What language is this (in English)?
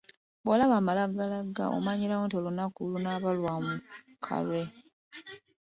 Ganda